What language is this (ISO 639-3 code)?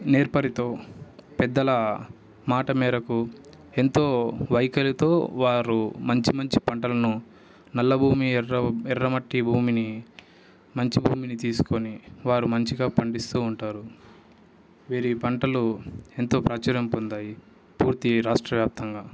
tel